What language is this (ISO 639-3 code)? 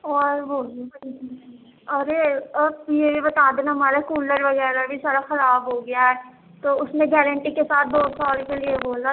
urd